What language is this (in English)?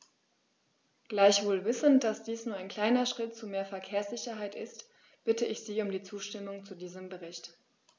German